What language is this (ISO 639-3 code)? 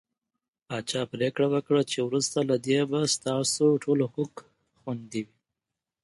pus